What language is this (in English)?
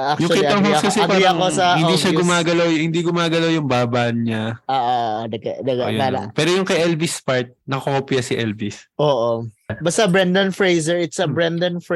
Filipino